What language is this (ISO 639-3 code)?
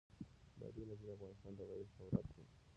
pus